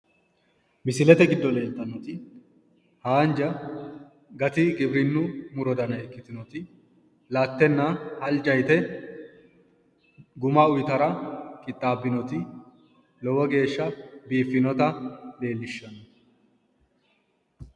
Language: Sidamo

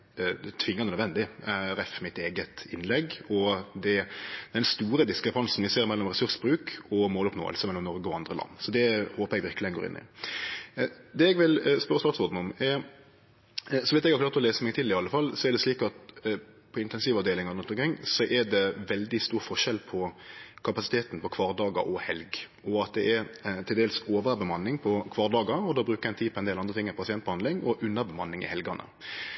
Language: Norwegian Nynorsk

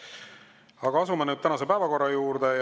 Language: Estonian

